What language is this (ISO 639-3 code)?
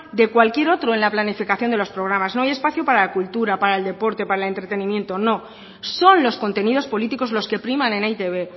spa